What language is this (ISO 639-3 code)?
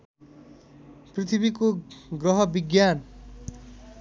nep